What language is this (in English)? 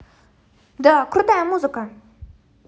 Russian